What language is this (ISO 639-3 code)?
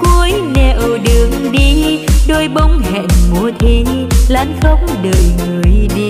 vie